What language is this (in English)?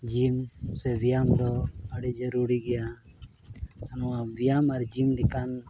Santali